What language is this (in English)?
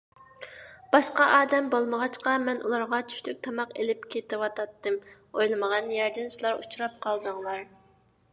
Uyghur